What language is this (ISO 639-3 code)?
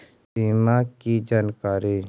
mag